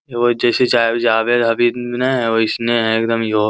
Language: Magahi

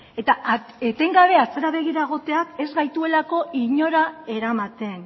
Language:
Basque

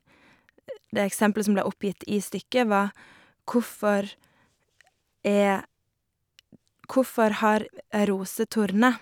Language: Norwegian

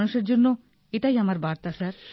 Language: Bangla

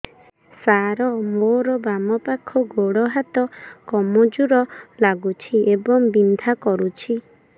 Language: Odia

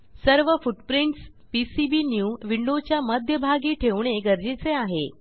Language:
Marathi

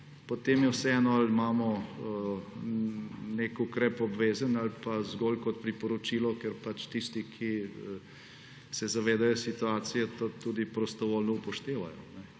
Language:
Slovenian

